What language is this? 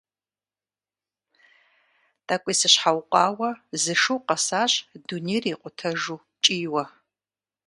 Kabardian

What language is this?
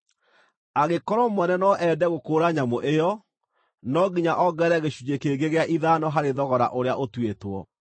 Kikuyu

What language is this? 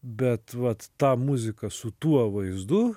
Lithuanian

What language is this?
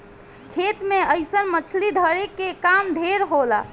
Bhojpuri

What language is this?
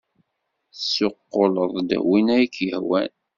Kabyle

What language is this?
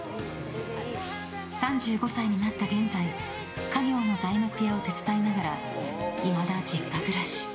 Japanese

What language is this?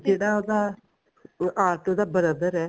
Punjabi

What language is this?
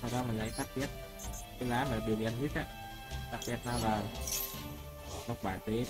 Vietnamese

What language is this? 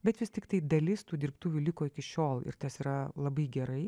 Lithuanian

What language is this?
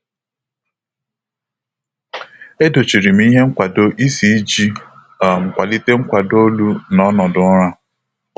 Igbo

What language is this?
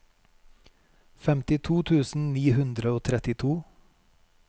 Norwegian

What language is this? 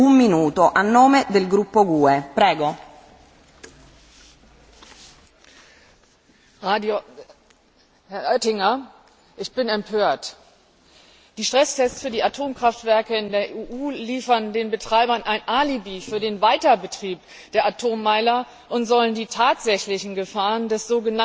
German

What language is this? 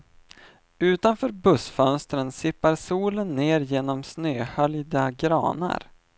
Swedish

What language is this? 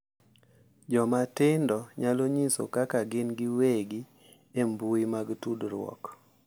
Luo (Kenya and Tanzania)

